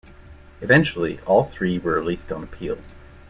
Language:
English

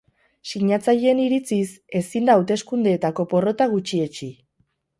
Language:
Basque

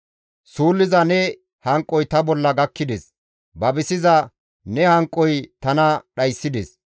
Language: Gamo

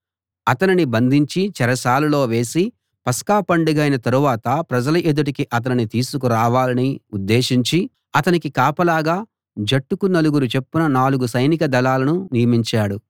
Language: Telugu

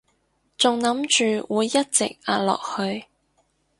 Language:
Cantonese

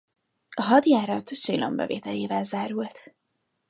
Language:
Hungarian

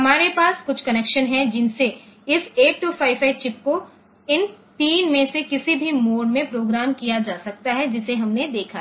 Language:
Hindi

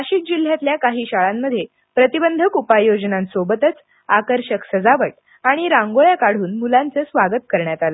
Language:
Marathi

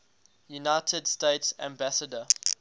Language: English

